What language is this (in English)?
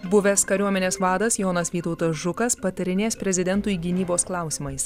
Lithuanian